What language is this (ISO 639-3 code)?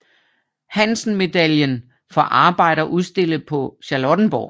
dan